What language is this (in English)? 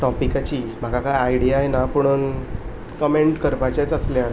Konkani